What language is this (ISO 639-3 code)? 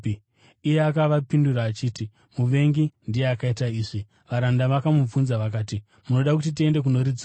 sna